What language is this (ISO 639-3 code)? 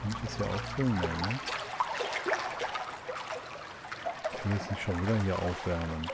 deu